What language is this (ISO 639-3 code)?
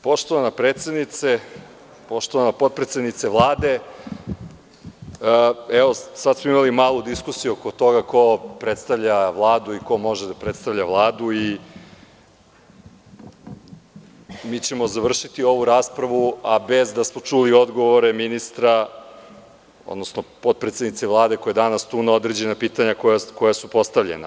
srp